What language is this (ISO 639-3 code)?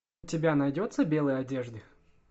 rus